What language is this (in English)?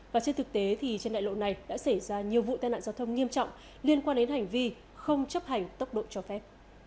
Vietnamese